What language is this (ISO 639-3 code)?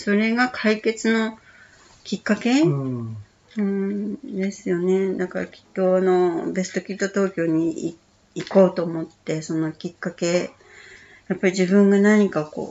jpn